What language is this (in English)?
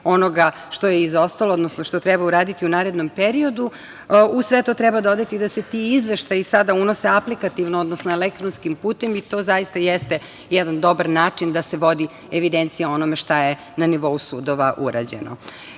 Serbian